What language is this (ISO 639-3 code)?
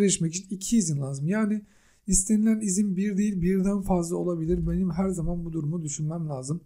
tur